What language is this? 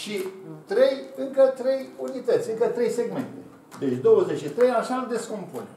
Romanian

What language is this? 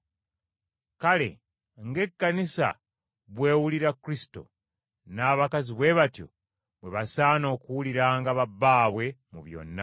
Ganda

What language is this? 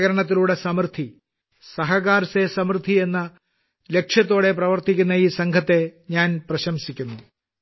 Malayalam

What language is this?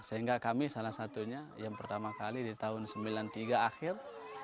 Indonesian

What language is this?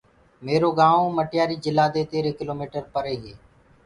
Gurgula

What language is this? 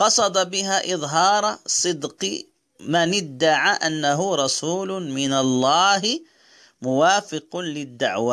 Arabic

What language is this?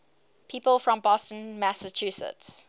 English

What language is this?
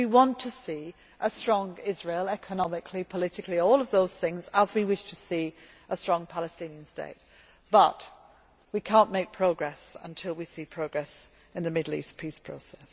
English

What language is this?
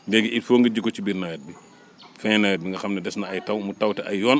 Wolof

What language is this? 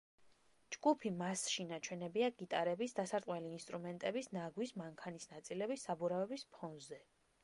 Georgian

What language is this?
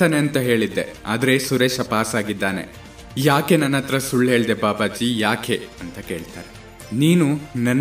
Kannada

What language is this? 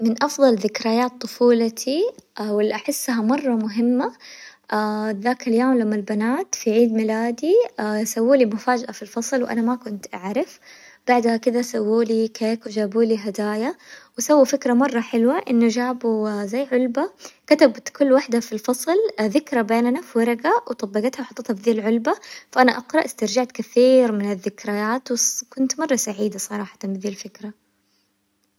Hijazi Arabic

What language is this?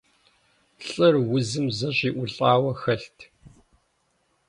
Kabardian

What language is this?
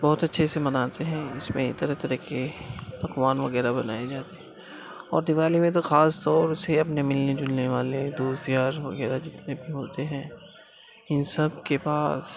Urdu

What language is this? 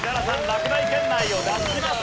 Japanese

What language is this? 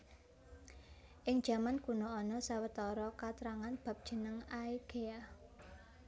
Javanese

